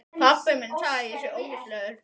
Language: Icelandic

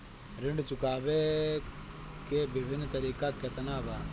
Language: Bhojpuri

